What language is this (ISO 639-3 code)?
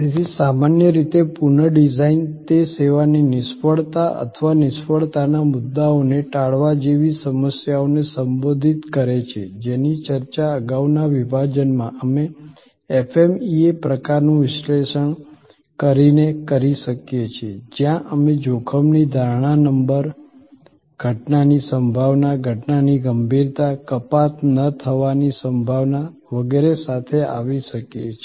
guj